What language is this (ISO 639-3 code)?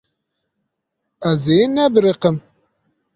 kur